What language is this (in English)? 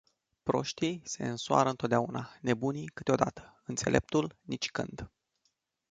Romanian